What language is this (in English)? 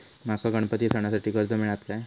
Marathi